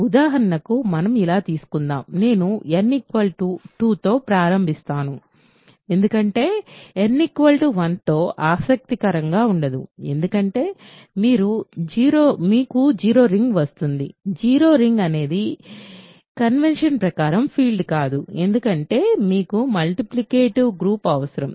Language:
Telugu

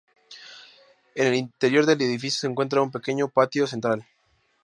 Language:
Spanish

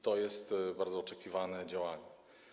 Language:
Polish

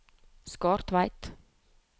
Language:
Norwegian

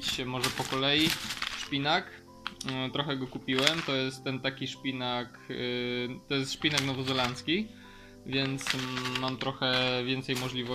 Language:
Polish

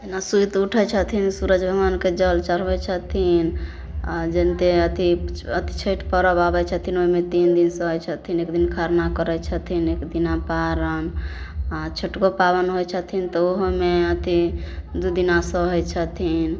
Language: Maithili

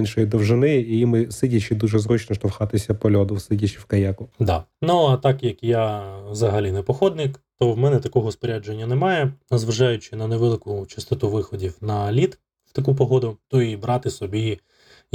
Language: Ukrainian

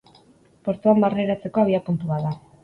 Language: Basque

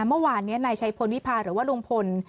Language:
Thai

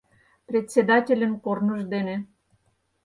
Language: Mari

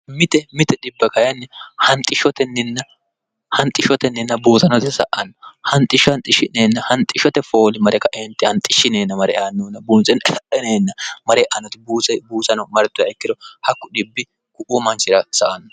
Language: Sidamo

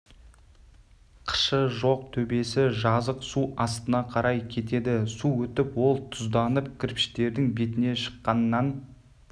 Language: Kazakh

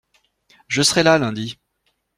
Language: French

